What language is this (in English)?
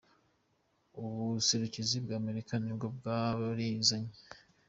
Kinyarwanda